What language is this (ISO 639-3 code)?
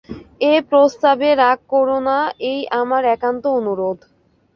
ben